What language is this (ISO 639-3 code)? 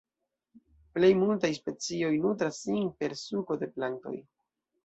epo